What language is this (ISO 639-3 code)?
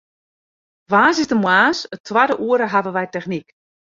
fry